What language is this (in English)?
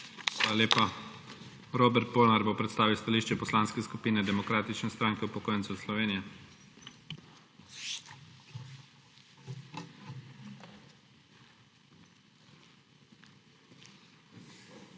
Slovenian